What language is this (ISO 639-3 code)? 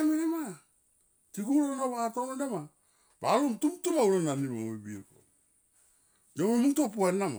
tqp